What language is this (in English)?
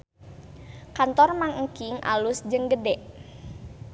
Sundanese